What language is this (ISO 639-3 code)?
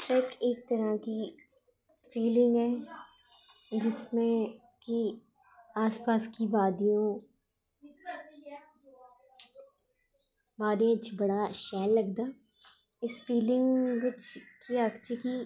doi